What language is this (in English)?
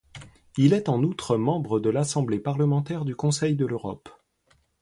French